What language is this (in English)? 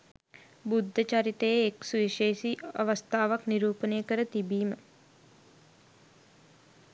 Sinhala